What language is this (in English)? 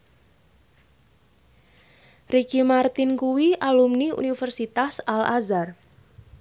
Javanese